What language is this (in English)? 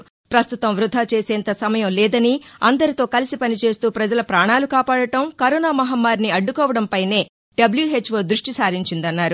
Telugu